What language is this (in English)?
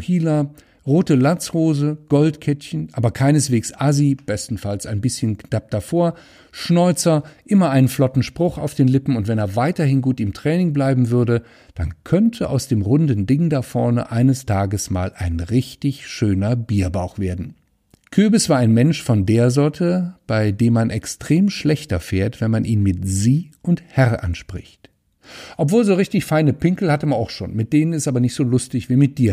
German